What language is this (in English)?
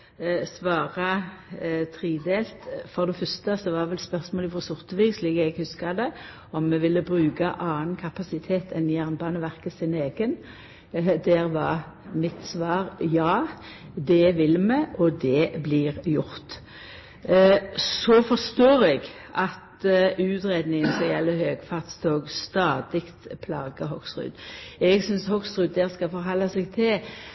Norwegian Nynorsk